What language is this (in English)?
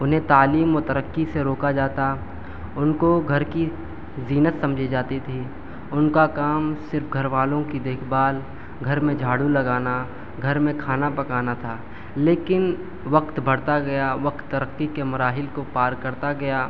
Urdu